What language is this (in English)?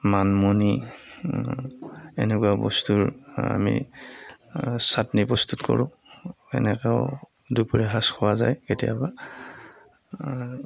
Assamese